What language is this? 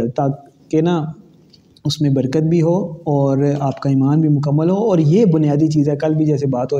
Urdu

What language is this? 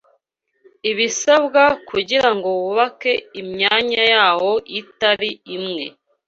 Kinyarwanda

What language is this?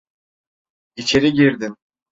Turkish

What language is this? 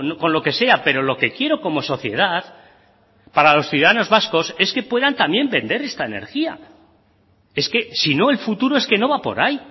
Spanish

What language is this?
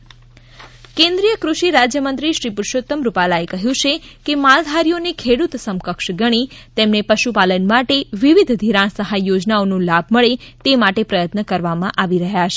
Gujarati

